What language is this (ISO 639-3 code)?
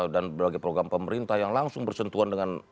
ind